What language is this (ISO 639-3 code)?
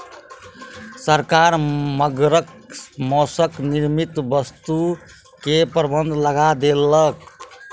mai